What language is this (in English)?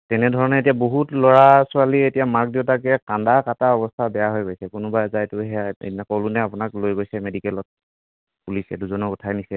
Assamese